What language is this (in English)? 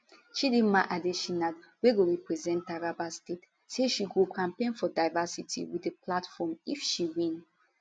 Nigerian Pidgin